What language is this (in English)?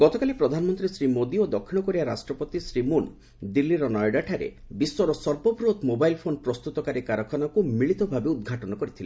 Odia